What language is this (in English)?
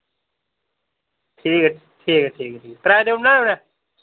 Dogri